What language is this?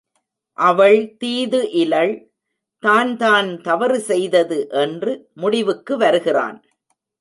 Tamil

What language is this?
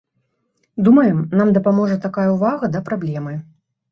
Belarusian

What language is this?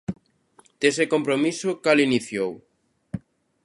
Galician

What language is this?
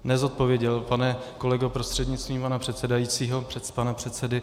Czech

